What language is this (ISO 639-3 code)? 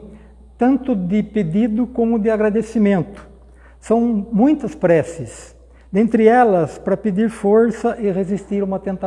por